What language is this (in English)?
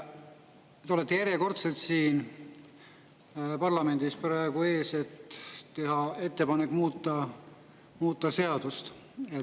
Estonian